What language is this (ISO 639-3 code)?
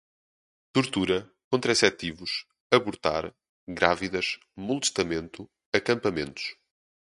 por